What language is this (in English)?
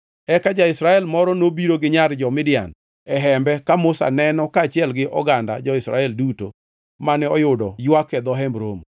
Luo (Kenya and Tanzania)